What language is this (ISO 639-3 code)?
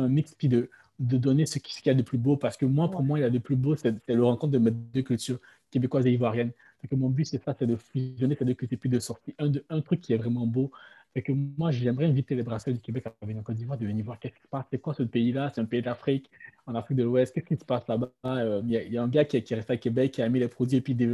fra